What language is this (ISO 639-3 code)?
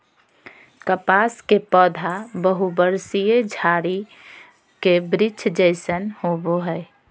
mag